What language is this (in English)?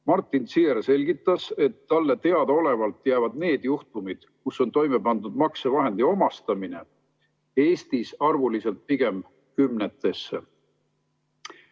Estonian